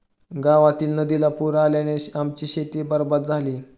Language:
Marathi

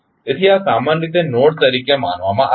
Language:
Gujarati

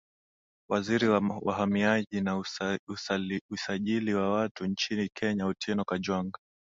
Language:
Swahili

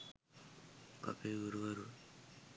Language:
Sinhala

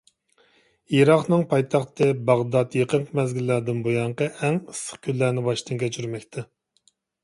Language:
Uyghur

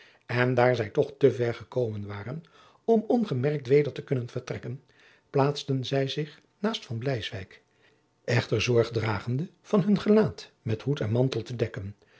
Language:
Dutch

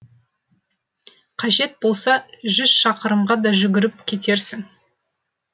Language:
Kazakh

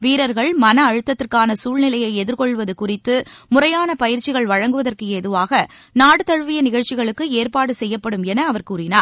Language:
Tamil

